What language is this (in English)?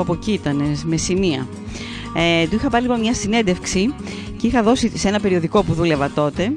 Greek